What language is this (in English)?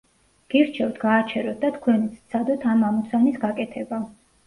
Georgian